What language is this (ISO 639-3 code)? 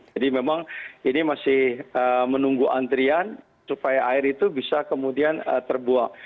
ind